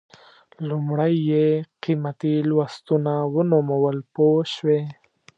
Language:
Pashto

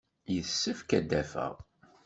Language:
Kabyle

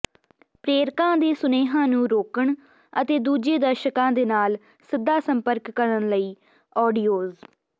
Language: Punjabi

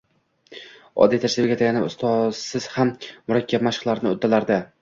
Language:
Uzbek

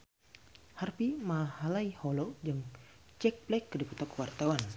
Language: Sundanese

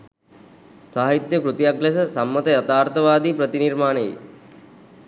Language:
Sinhala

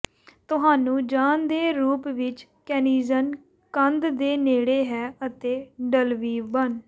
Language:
Punjabi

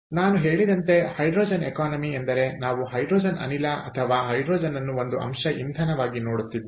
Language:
Kannada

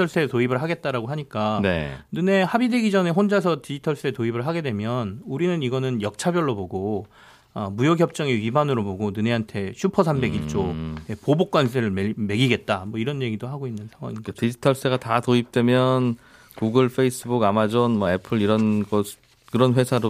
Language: Korean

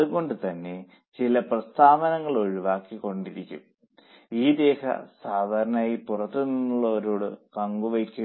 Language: Malayalam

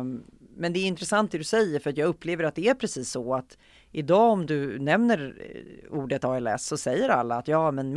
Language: Swedish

